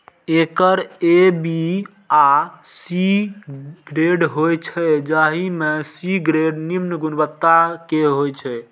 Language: Maithili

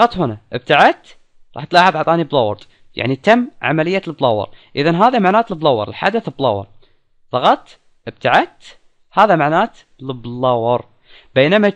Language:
Arabic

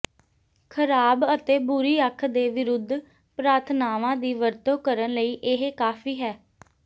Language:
Punjabi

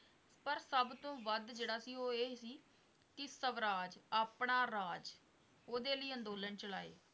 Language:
Punjabi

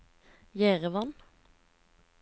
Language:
Norwegian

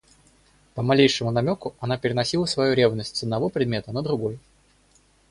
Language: Russian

